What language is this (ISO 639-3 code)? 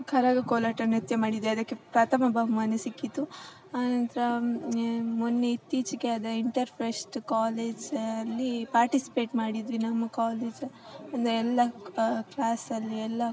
kan